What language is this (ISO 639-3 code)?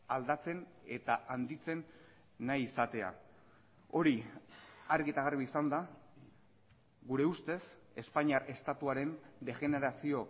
eus